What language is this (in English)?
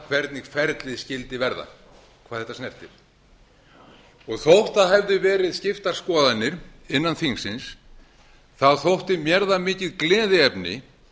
Icelandic